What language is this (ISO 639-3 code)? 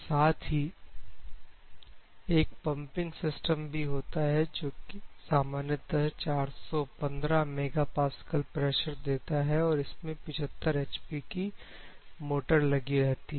hin